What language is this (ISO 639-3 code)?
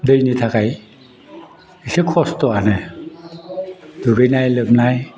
brx